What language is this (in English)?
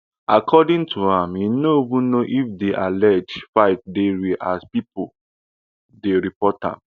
Nigerian Pidgin